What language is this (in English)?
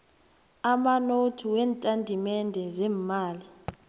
South Ndebele